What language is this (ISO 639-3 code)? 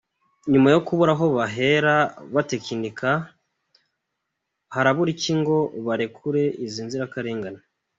kin